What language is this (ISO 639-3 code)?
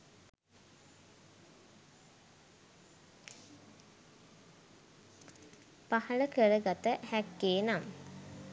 sin